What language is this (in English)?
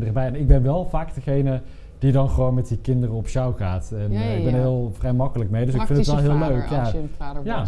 Dutch